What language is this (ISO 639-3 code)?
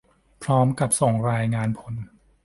tha